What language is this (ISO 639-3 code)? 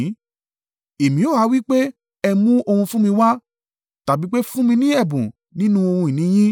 yor